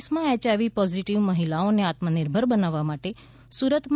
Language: Gujarati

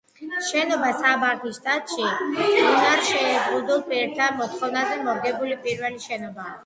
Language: Georgian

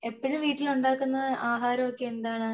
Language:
Malayalam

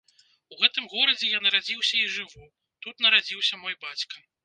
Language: Belarusian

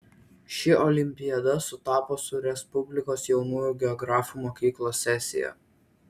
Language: Lithuanian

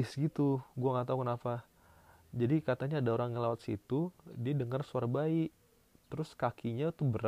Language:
Indonesian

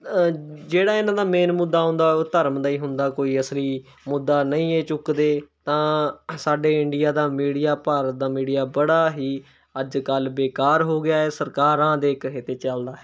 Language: Punjabi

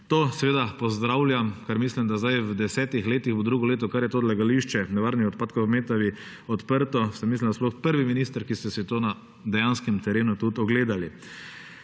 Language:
Slovenian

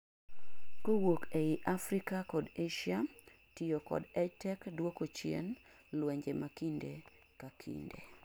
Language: Luo (Kenya and Tanzania)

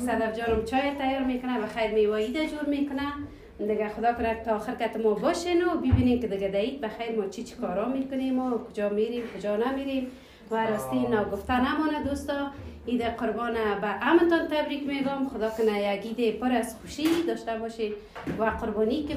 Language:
Persian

